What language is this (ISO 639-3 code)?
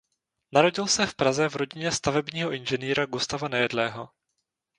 ces